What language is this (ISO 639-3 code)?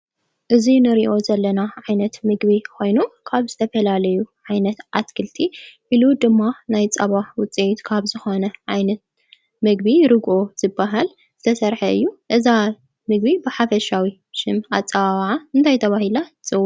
tir